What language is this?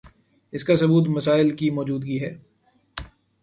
Urdu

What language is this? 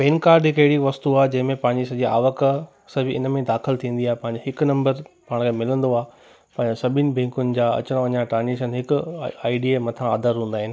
Sindhi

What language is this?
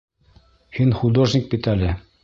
Bashkir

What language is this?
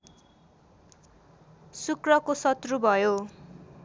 Nepali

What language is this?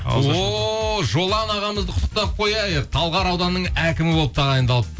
Kazakh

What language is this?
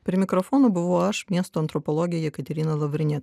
Lithuanian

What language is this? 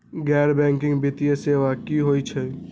Magahi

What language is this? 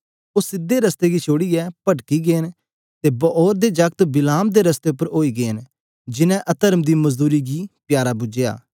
Dogri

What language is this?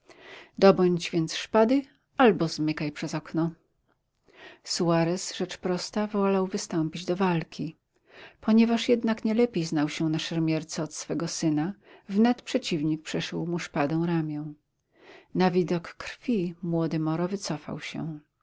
Polish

